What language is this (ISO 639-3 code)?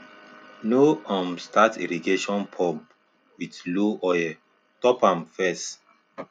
pcm